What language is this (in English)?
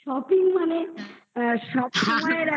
Bangla